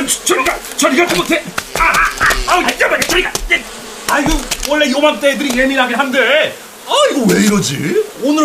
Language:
Korean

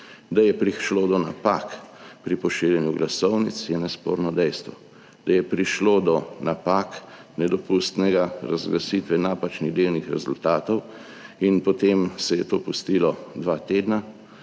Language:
Slovenian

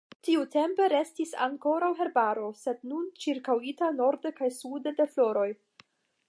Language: Esperanto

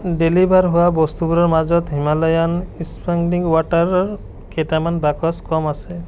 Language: Assamese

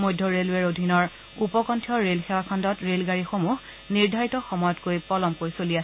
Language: Assamese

